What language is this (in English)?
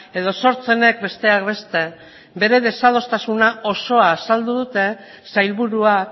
Basque